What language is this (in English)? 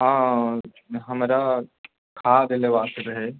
Maithili